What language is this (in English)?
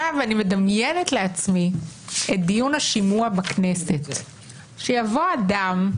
Hebrew